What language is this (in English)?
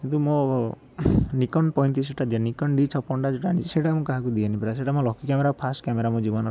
Odia